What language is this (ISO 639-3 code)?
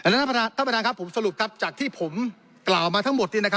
tha